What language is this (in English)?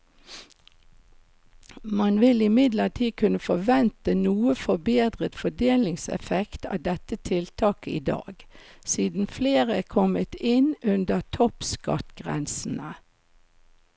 Norwegian